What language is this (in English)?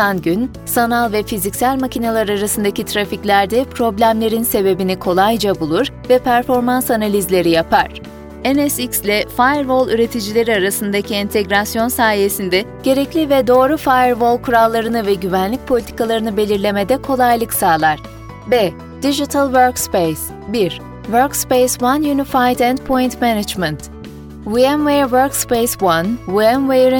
Turkish